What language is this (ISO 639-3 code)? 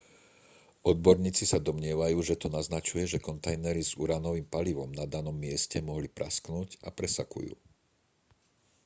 slk